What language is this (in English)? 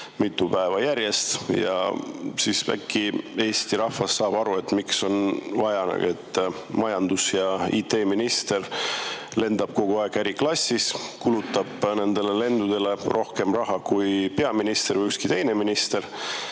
Estonian